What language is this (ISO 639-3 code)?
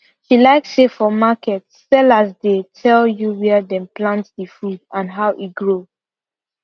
pcm